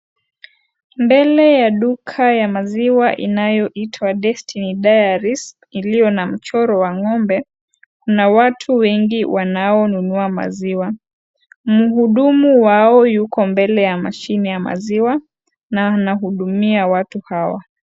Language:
Swahili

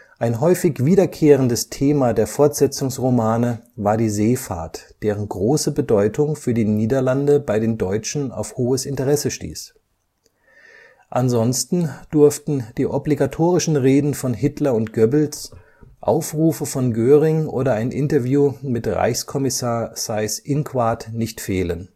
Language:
German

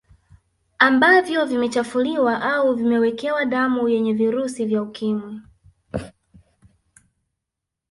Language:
Swahili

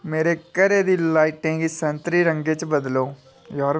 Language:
Dogri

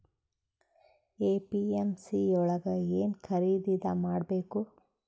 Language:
Kannada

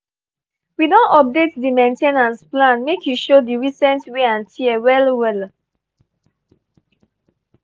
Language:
Nigerian Pidgin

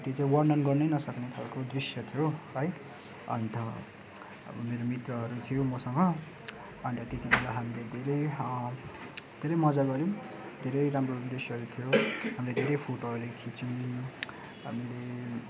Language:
Nepali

